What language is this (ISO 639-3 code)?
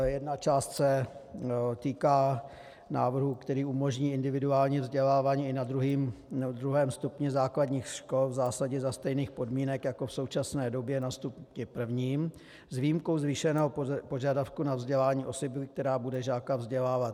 ces